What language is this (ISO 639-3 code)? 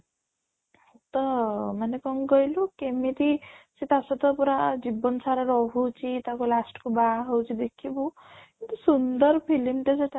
ori